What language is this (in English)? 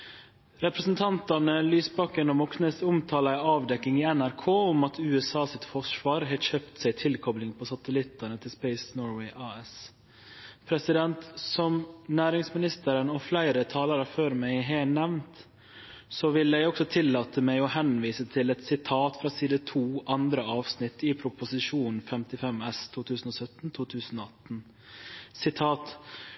Norwegian Nynorsk